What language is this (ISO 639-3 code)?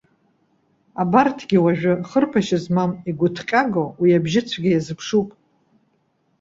abk